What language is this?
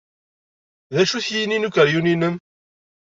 Kabyle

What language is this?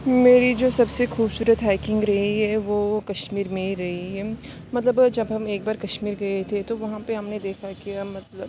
Urdu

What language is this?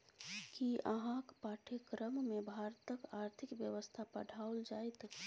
Maithili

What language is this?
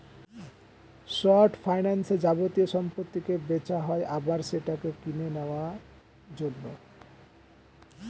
Bangla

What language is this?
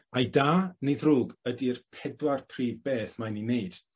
Welsh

